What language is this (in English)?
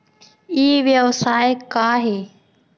Chhattisgarhi